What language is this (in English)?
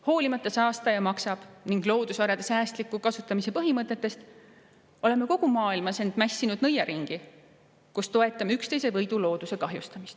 Estonian